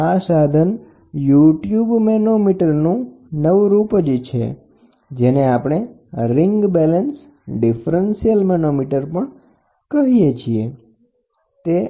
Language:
Gujarati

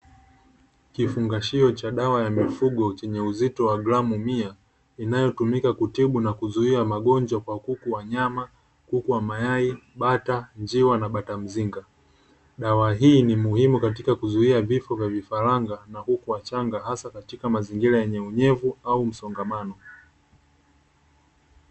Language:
Swahili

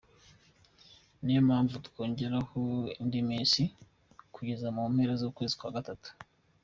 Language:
Kinyarwanda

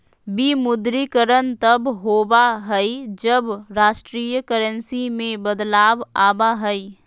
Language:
Magahi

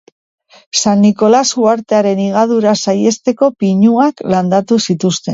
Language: Basque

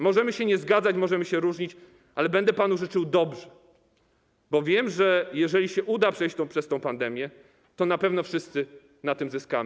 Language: Polish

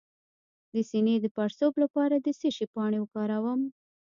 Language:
Pashto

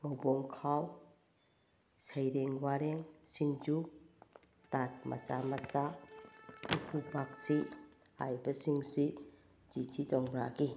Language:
Manipuri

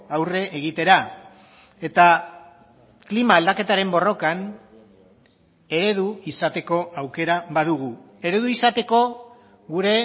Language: Basque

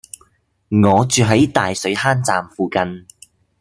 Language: Cantonese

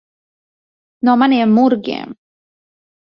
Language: Latvian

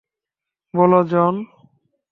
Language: Bangla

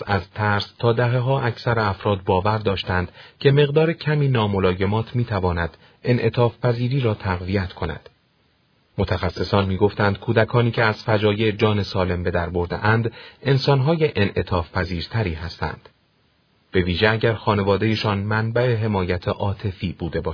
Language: Persian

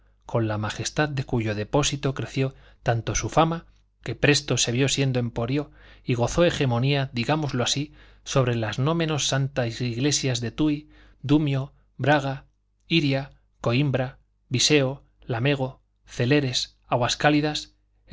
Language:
Spanish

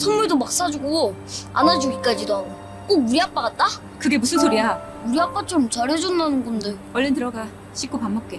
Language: Korean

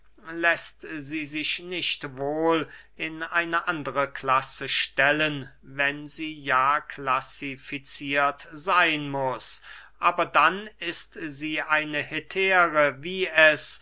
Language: German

